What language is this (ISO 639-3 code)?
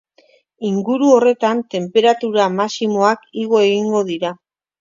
eus